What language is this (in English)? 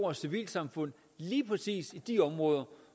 Danish